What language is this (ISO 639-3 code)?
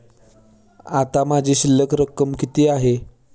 mar